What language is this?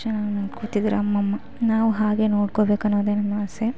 Kannada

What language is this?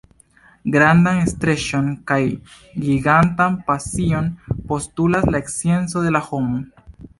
Esperanto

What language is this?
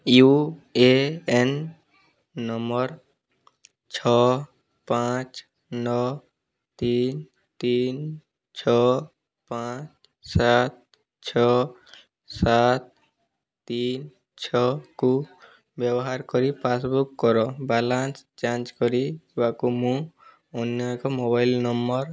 Odia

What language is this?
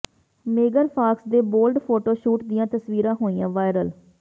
Punjabi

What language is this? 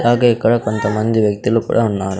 Telugu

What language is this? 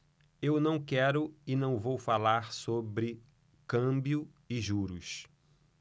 Portuguese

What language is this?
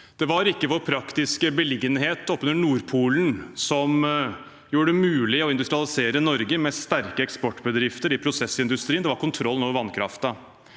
Norwegian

